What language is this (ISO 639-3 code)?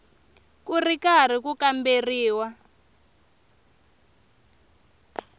tso